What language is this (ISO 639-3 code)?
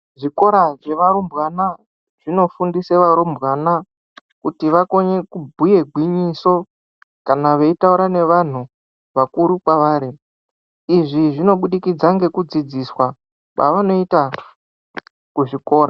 ndc